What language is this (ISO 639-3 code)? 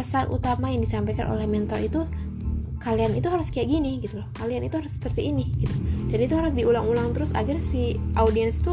ind